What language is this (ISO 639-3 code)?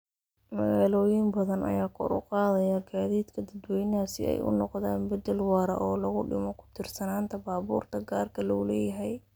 som